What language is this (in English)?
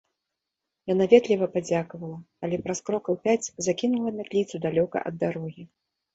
Belarusian